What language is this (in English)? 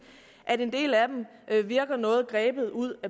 Danish